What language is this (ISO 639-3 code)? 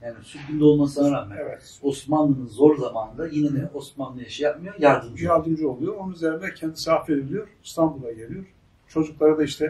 tur